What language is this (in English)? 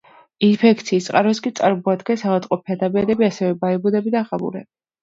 Georgian